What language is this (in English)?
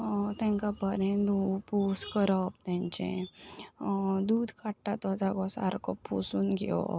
Konkani